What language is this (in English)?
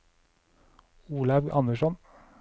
Norwegian